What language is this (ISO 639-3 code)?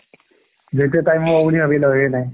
asm